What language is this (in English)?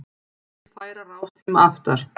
Icelandic